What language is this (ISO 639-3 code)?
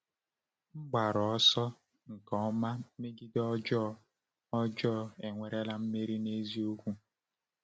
ibo